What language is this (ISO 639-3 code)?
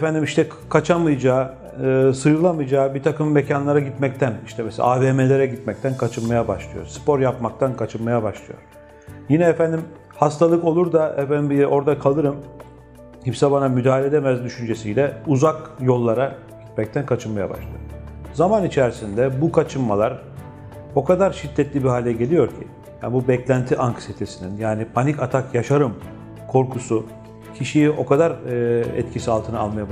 tur